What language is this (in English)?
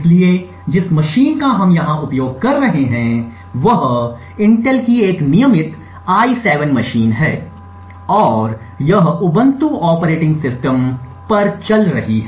Hindi